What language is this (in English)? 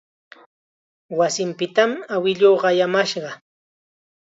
Chiquián Ancash Quechua